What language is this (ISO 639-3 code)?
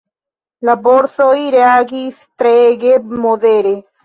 epo